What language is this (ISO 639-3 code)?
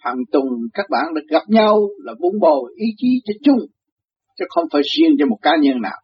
vie